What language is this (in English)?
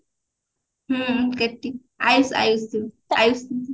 Odia